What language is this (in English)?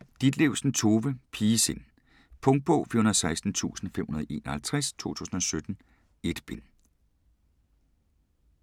Danish